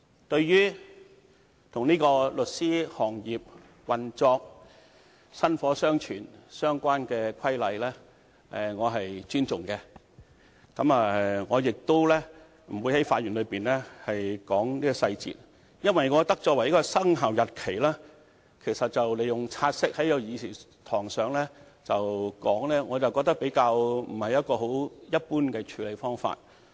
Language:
Cantonese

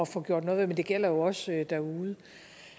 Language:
Danish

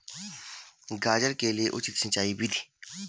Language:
Hindi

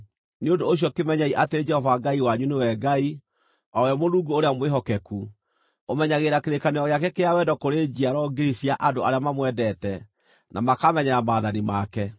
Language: Kikuyu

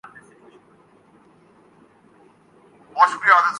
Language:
Urdu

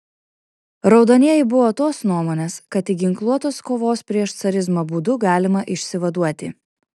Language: Lithuanian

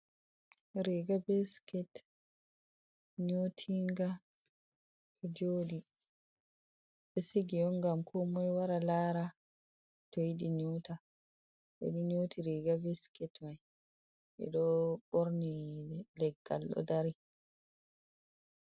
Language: Fula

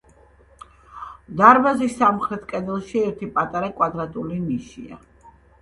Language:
Georgian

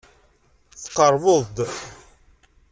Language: Kabyle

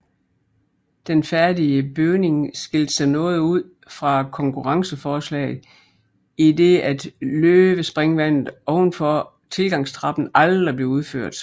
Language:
Danish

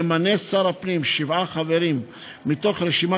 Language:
Hebrew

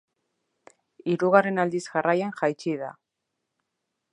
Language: Basque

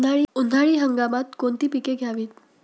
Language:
Marathi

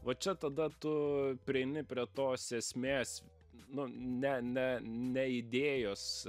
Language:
Lithuanian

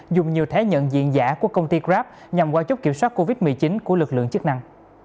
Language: Vietnamese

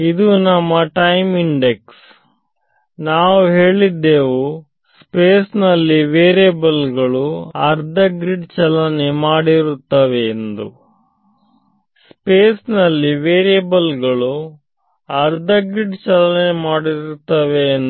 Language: Kannada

